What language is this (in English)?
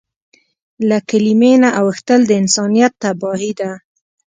Pashto